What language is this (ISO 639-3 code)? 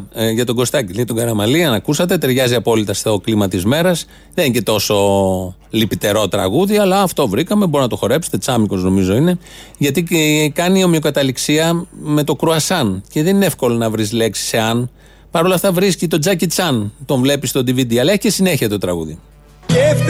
ell